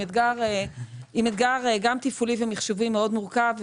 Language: Hebrew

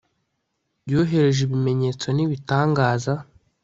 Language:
Kinyarwanda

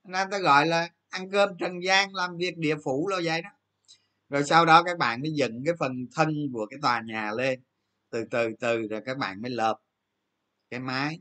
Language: Vietnamese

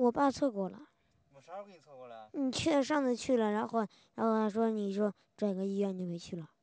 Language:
Chinese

